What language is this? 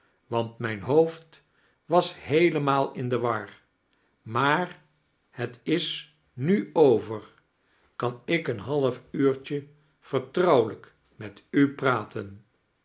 Dutch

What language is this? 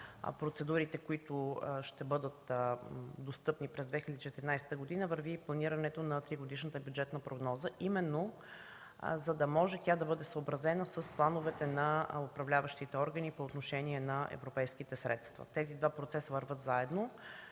Bulgarian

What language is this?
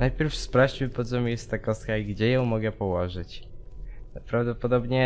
Polish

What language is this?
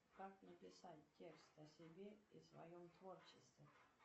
Russian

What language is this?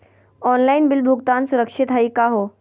Magahi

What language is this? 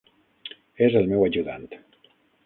Catalan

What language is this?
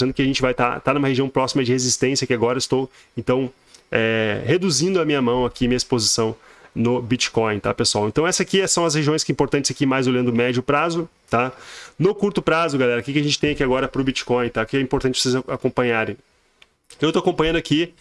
Portuguese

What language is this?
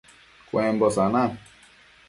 Matsés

